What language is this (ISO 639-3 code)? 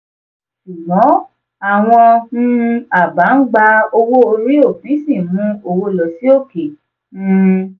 yor